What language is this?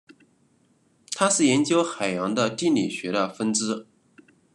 Chinese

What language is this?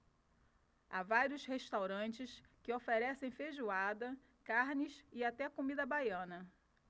Portuguese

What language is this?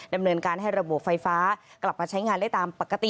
Thai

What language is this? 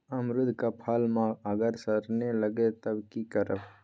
Magahi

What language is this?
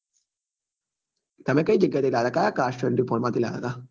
Gujarati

